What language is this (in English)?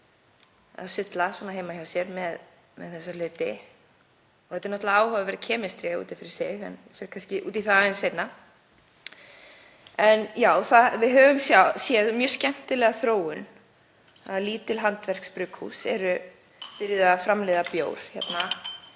Icelandic